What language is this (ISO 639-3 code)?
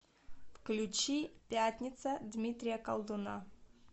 rus